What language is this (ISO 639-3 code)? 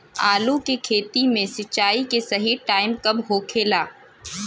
bho